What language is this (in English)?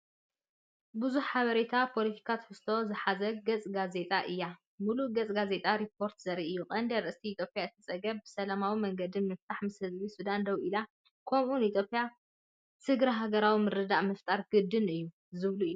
Tigrinya